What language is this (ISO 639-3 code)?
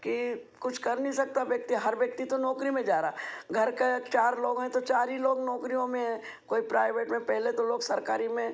hin